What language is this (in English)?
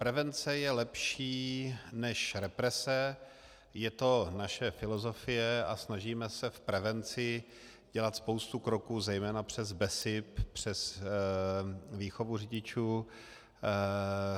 Czech